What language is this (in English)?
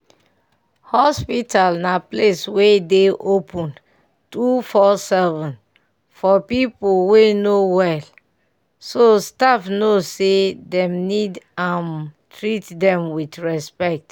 Nigerian Pidgin